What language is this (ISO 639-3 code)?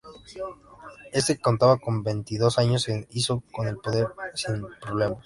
spa